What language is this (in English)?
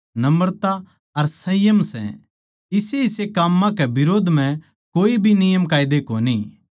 Haryanvi